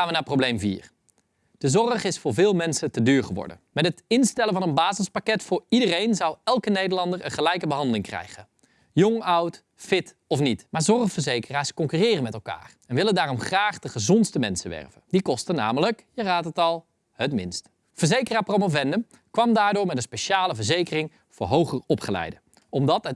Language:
Dutch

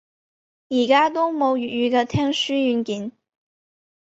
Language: Cantonese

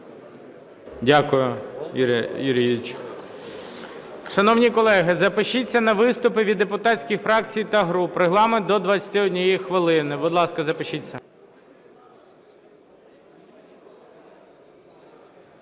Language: Ukrainian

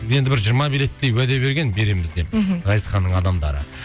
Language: Kazakh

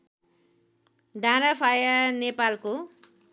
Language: Nepali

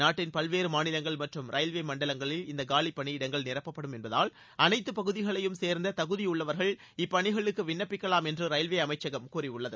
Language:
Tamil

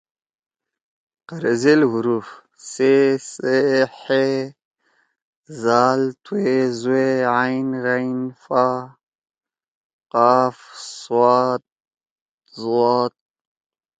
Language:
Torwali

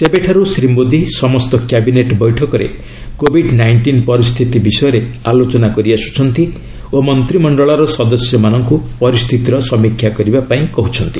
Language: Odia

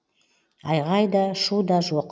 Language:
Kazakh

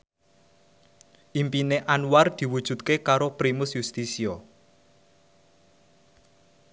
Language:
Javanese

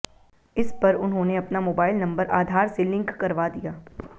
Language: Hindi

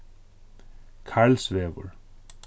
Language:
Faroese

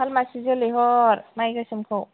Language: Bodo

